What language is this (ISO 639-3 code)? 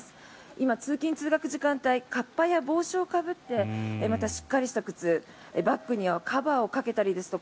jpn